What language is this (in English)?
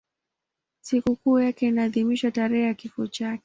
Swahili